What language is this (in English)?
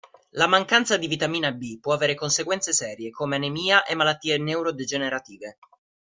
Italian